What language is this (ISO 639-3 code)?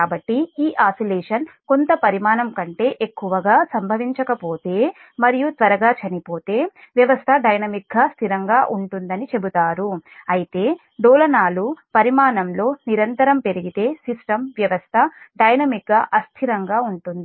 tel